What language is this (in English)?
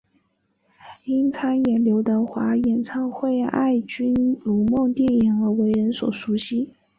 Chinese